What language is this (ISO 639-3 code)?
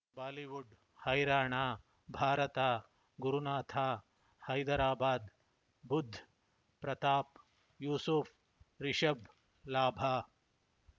kan